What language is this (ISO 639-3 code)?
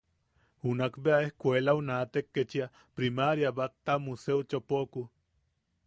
yaq